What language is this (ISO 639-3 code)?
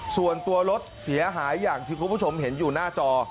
tha